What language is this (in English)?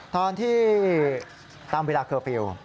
Thai